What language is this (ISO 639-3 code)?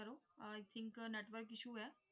pan